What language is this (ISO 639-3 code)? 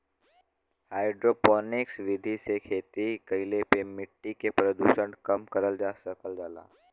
bho